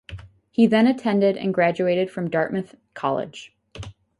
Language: English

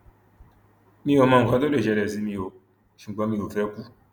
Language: Yoruba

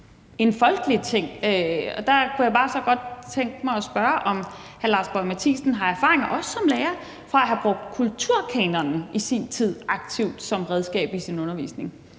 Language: Danish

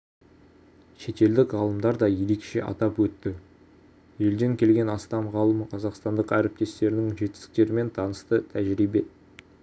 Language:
Kazakh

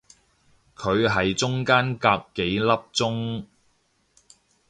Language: Cantonese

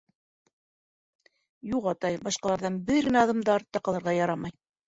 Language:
Bashkir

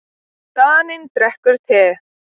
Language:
Icelandic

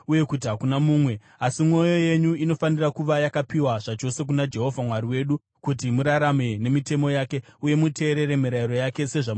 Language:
Shona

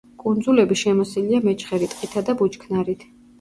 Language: Georgian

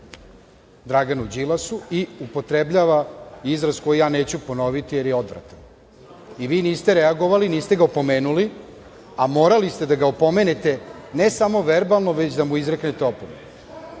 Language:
Serbian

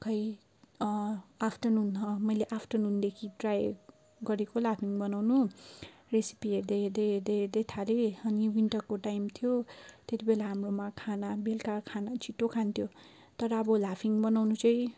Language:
Nepali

